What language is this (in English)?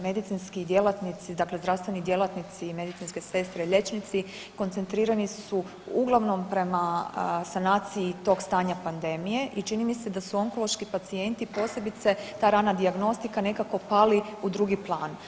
Croatian